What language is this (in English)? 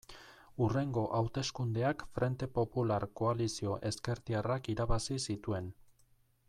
Basque